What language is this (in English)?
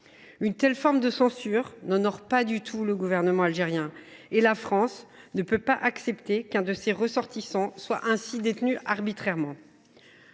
French